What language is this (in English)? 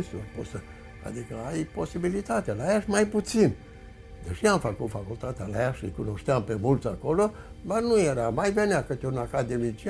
Romanian